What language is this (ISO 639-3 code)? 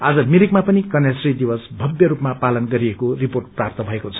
nep